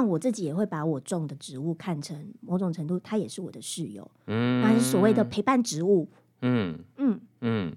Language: Chinese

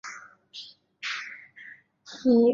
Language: Chinese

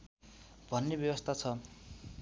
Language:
Nepali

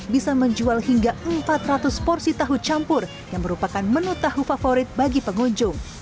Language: Indonesian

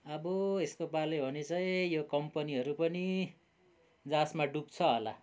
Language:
Nepali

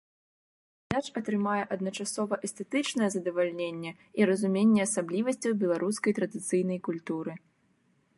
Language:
Belarusian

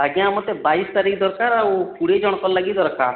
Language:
Odia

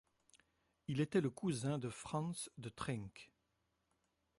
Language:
French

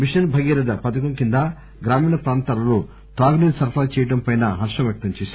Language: Telugu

